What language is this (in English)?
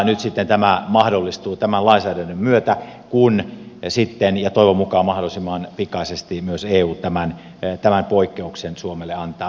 Finnish